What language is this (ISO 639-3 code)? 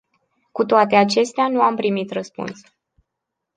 ron